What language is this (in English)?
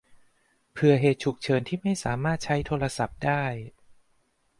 Thai